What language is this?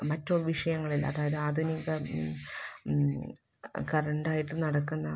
Malayalam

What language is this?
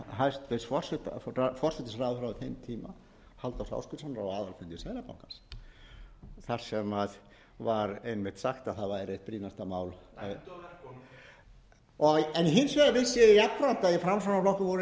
Icelandic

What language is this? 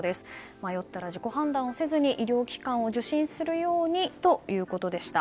Japanese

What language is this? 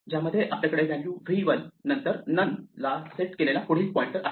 Marathi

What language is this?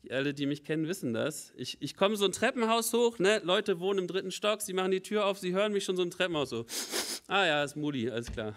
German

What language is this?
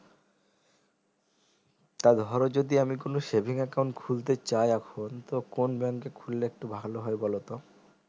Bangla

